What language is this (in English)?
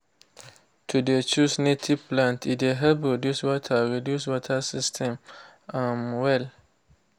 Nigerian Pidgin